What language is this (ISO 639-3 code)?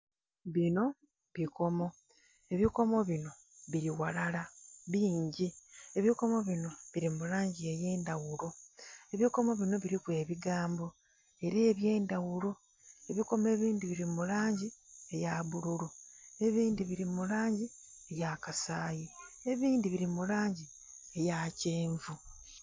xog